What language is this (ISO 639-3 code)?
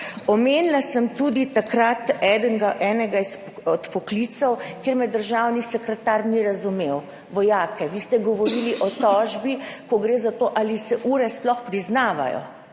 slv